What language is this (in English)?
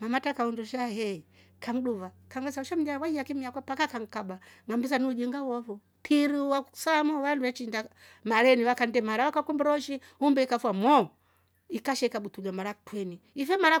Rombo